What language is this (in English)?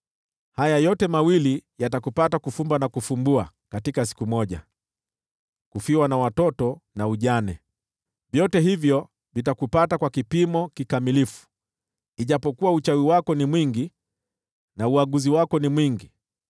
Swahili